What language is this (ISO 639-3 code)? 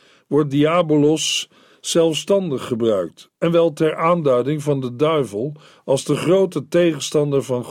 nld